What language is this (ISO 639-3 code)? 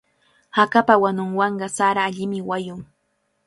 qvl